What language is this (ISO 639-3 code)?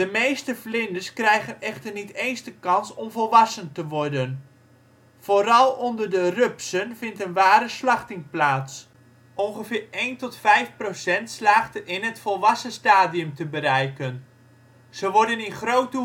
nld